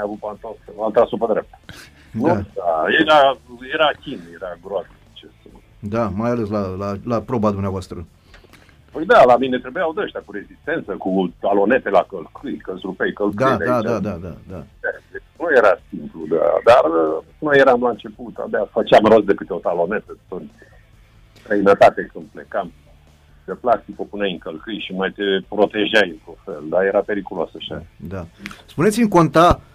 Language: Romanian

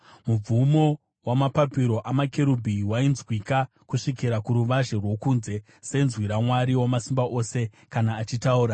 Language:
Shona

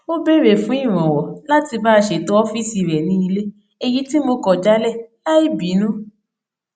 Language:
Yoruba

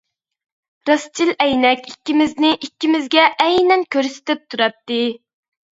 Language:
Uyghur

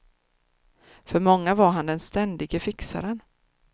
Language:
Swedish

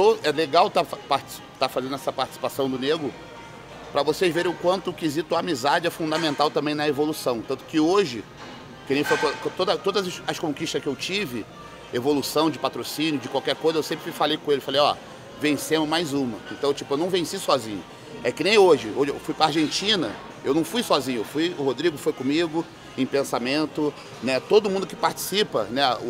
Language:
Portuguese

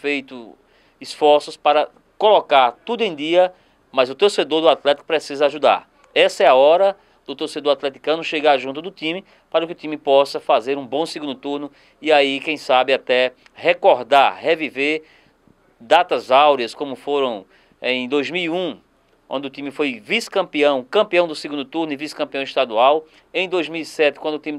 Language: Portuguese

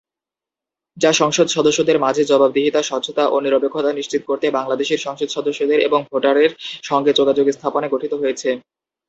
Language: Bangla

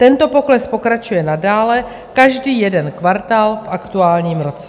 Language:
Czech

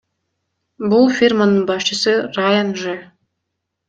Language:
Kyrgyz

